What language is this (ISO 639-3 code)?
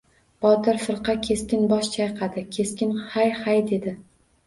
uzb